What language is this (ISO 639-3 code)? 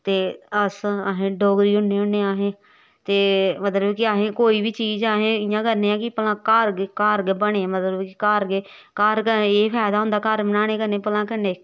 doi